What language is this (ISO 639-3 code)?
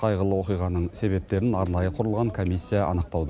kaz